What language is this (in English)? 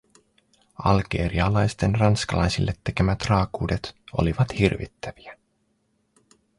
Finnish